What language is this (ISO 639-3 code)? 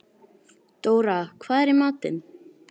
isl